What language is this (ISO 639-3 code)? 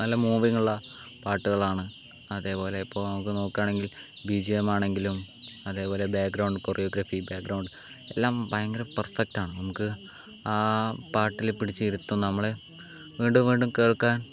mal